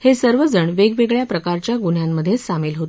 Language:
Marathi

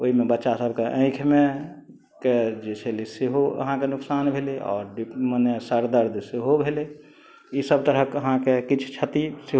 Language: Maithili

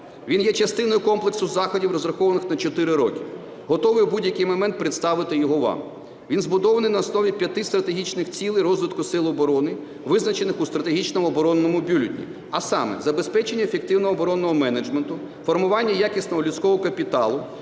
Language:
Ukrainian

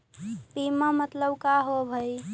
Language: Magahi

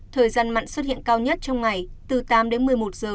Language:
Vietnamese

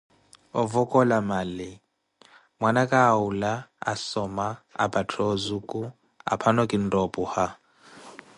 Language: Koti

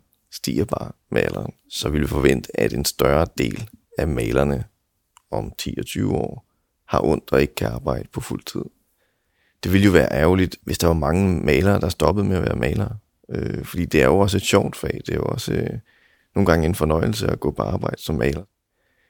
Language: Danish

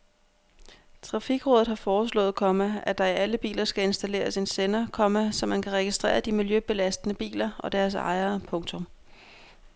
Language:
Danish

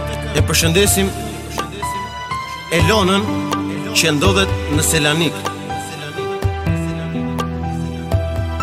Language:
Romanian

